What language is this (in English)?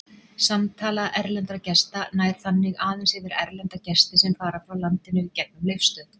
Icelandic